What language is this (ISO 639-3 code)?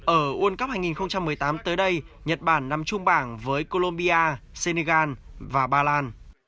vie